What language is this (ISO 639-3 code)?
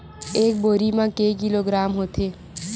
hne